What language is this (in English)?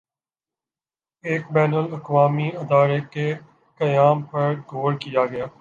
Urdu